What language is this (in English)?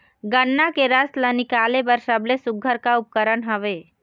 Chhattisgarhi